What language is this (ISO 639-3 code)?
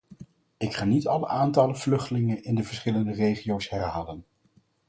nld